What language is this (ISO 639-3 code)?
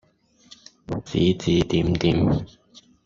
yue